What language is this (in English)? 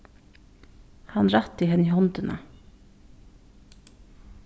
Faroese